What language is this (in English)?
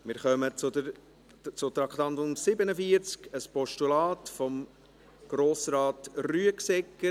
Swiss German